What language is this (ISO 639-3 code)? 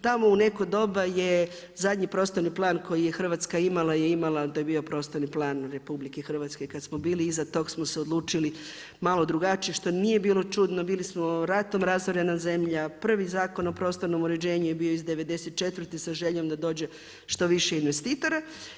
hrv